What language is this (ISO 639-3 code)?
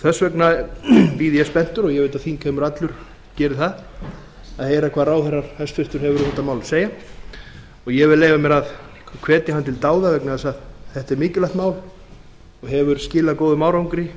isl